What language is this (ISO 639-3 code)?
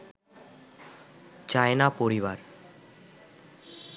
ben